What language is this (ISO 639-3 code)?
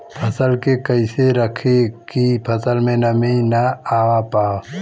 bho